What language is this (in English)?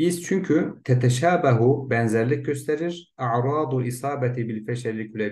Turkish